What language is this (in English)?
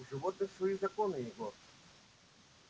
Russian